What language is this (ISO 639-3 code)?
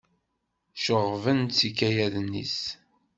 kab